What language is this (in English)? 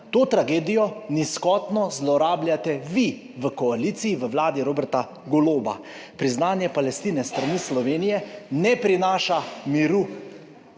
Slovenian